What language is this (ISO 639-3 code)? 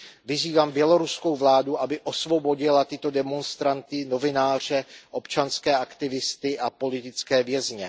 ces